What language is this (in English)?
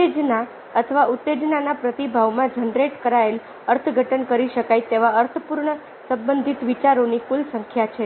Gujarati